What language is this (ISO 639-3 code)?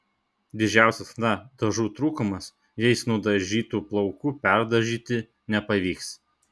lit